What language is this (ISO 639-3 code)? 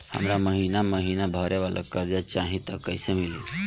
bho